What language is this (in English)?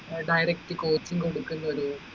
Malayalam